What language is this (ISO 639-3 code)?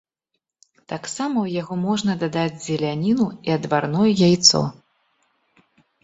bel